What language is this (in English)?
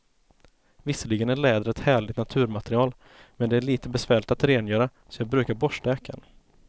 Swedish